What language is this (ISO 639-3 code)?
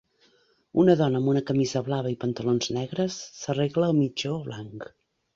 cat